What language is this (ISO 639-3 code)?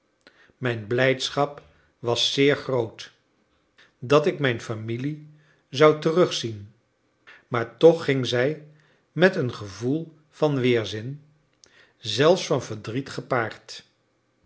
nld